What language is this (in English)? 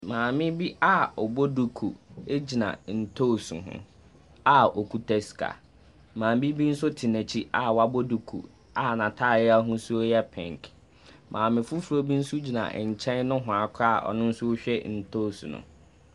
Akan